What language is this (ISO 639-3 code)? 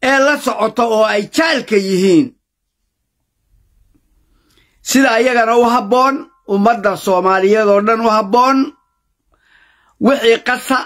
ara